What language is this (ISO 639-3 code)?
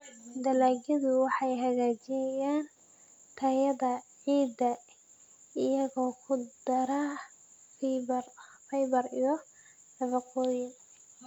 som